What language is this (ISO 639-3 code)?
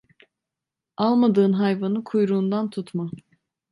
tur